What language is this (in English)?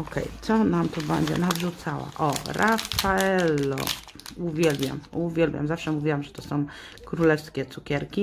Polish